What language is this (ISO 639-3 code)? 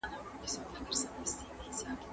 pus